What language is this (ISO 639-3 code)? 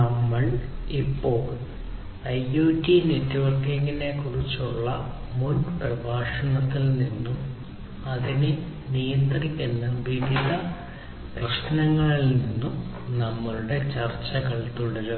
mal